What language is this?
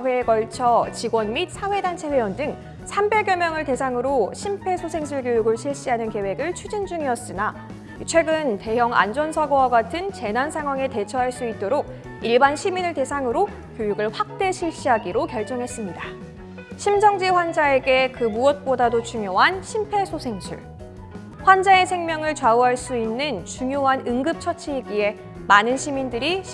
Korean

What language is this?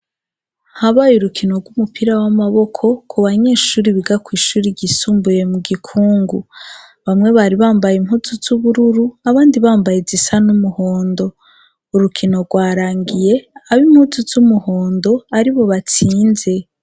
Rundi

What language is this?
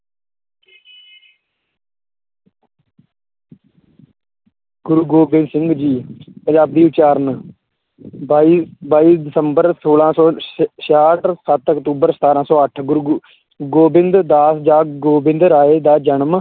Punjabi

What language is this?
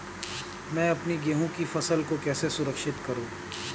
Hindi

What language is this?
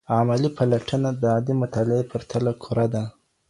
Pashto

